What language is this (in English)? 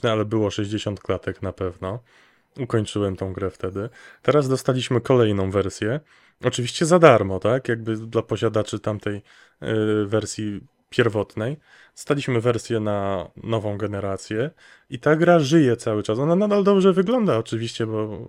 Polish